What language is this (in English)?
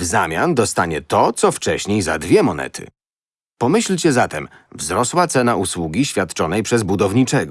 Polish